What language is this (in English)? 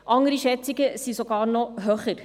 Swiss German